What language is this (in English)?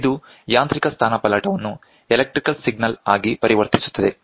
Kannada